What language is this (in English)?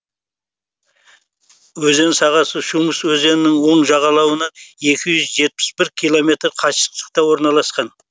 Kazakh